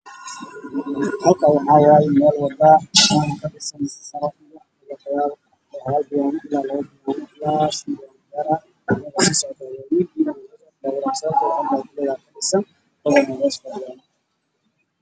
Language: Somali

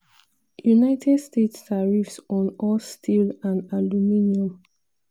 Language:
Nigerian Pidgin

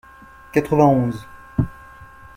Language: French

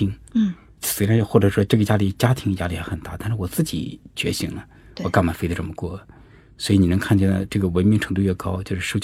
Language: Chinese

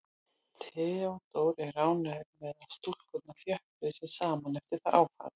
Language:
Icelandic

